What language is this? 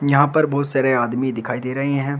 Hindi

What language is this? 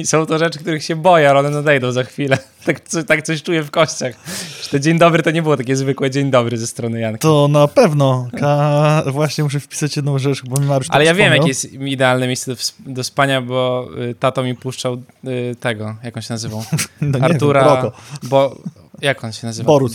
Polish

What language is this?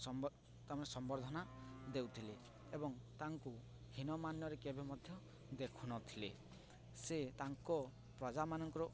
Odia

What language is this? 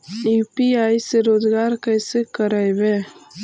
Magahi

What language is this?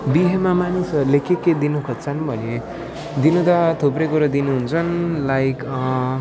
Nepali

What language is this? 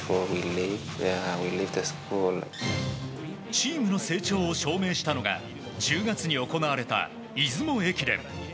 Japanese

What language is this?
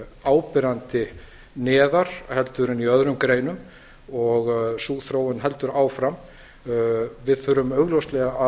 Icelandic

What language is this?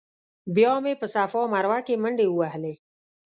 Pashto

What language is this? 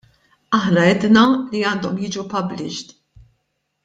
Maltese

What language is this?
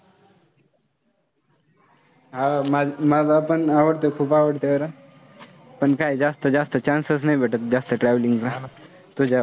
Marathi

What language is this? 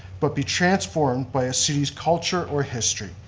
English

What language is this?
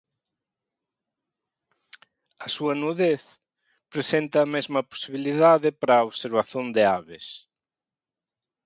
Galician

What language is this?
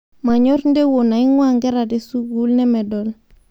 Masai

